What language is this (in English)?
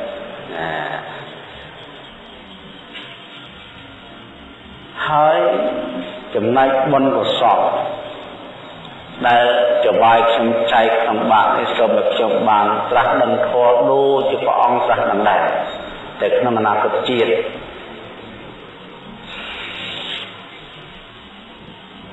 Vietnamese